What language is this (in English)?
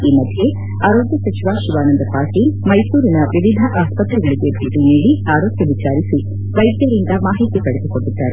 Kannada